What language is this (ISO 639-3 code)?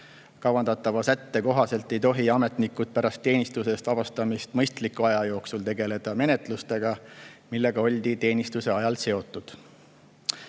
est